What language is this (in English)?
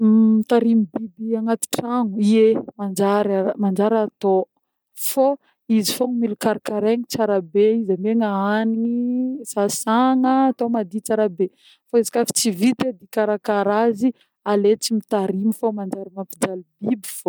Northern Betsimisaraka Malagasy